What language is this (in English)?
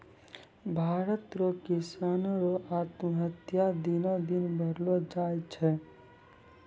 Maithili